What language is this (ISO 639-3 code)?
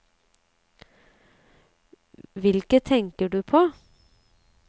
nor